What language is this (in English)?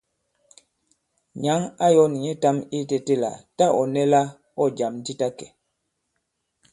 Bankon